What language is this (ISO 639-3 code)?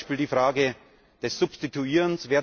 deu